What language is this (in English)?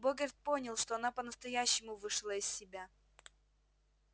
Russian